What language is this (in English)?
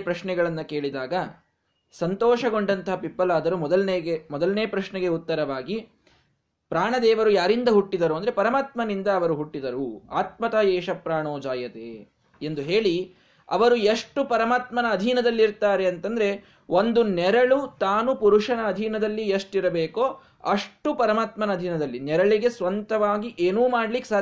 Kannada